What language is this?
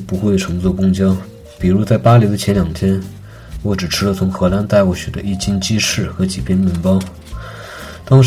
Chinese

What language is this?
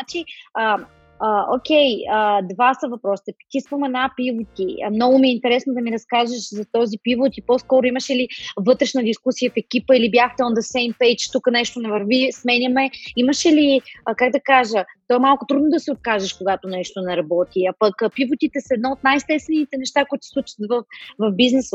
Bulgarian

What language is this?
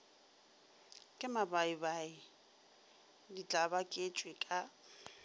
Northern Sotho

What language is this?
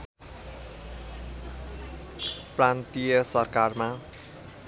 Nepali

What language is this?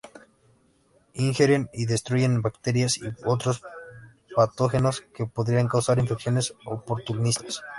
Spanish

